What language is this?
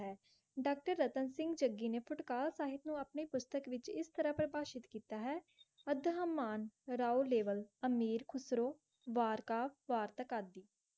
Punjabi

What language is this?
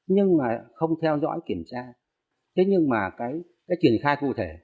Vietnamese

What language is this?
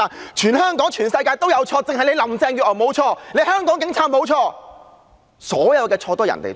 Cantonese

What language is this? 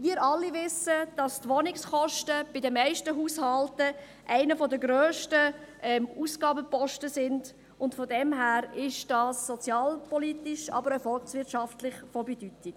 Swiss German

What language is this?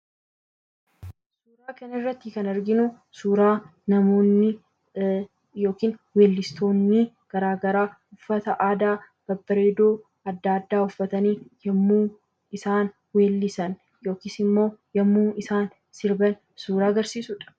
Oromo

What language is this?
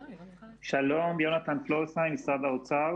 Hebrew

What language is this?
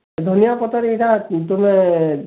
Odia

